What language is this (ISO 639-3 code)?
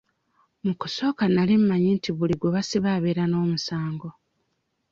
lug